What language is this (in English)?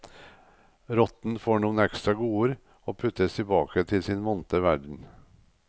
Norwegian